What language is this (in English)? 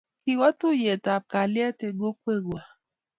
Kalenjin